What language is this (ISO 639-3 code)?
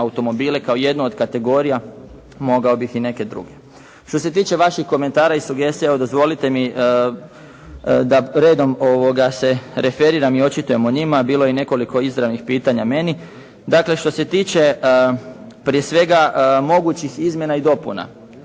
hrv